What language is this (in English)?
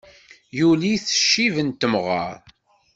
Kabyle